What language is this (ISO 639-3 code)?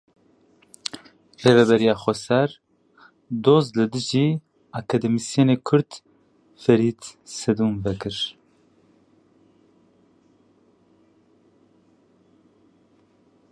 kur